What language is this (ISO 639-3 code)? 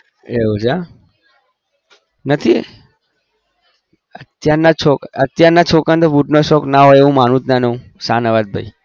guj